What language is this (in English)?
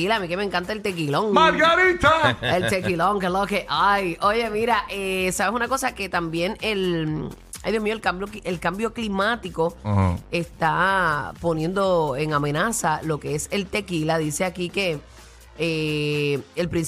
Spanish